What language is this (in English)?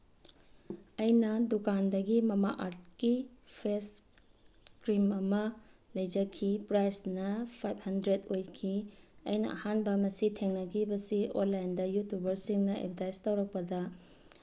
Manipuri